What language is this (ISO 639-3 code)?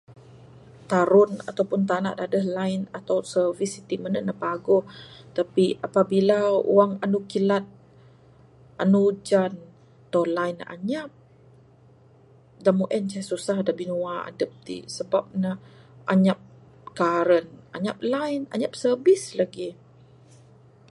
sdo